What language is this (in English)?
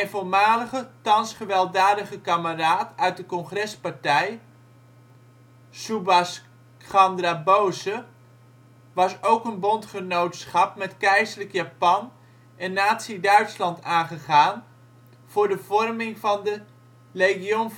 Dutch